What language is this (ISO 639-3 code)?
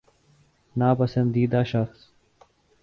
urd